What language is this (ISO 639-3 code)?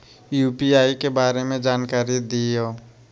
mag